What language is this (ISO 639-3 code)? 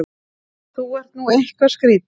isl